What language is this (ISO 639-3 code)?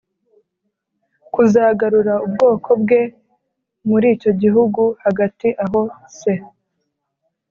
kin